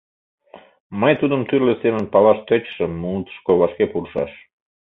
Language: Mari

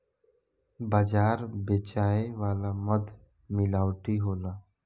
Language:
Bhojpuri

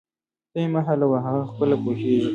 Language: Pashto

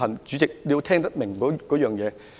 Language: Cantonese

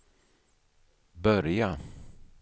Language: Swedish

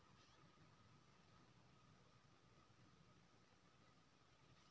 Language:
Maithili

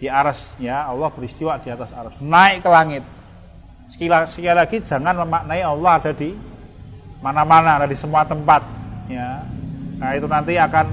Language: Indonesian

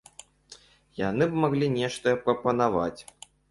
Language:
Belarusian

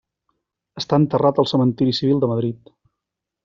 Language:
Catalan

